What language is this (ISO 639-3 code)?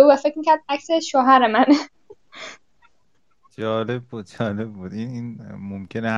fas